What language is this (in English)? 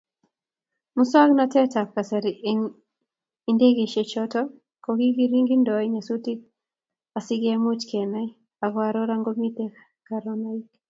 Kalenjin